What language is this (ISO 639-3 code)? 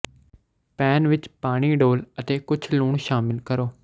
pan